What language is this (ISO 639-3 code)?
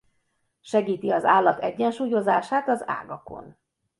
hun